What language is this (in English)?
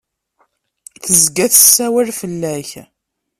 Kabyle